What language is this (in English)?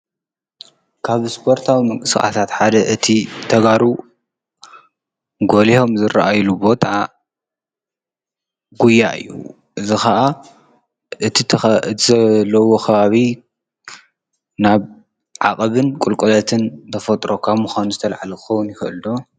Tigrinya